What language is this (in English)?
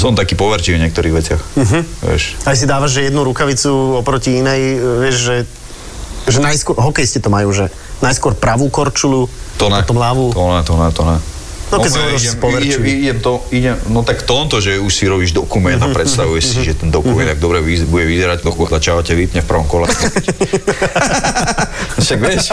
Slovak